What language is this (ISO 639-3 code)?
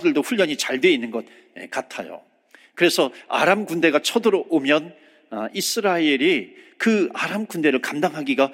kor